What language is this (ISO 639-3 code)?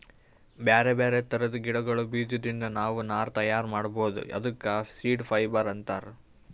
kan